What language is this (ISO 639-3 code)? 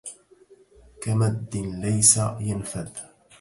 ara